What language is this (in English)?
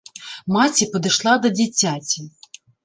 Belarusian